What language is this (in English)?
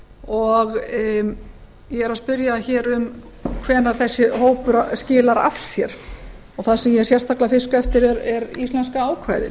Icelandic